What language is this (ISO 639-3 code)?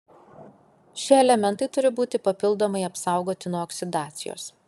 lit